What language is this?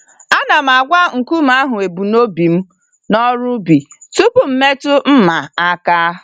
Igbo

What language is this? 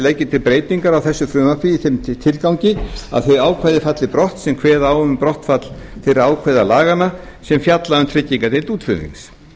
Icelandic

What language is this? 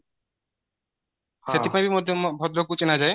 Odia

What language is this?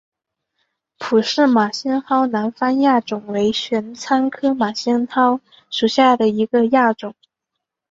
Chinese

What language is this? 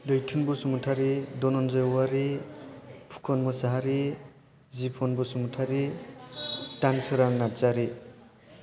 Bodo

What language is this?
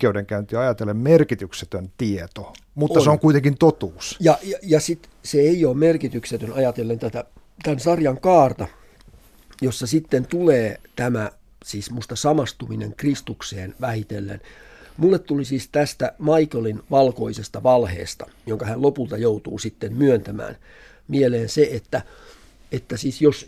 Finnish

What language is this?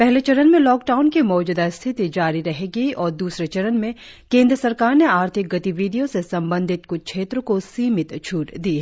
Hindi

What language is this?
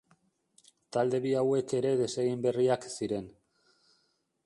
Basque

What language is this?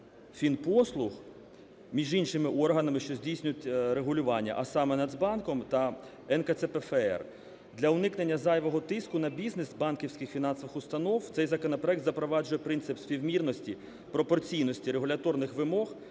Ukrainian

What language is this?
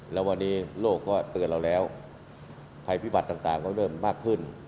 Thai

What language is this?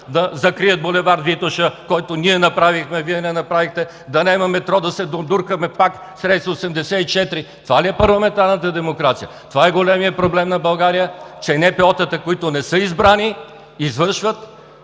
Bulgarian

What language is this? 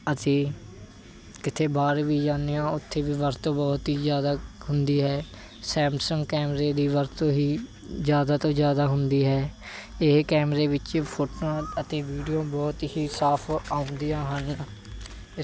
Punjabi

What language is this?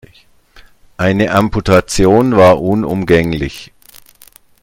German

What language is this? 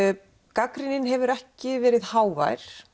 Icelandic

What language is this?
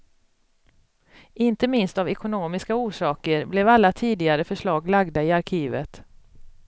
Swedish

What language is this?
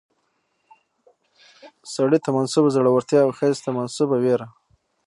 Pashto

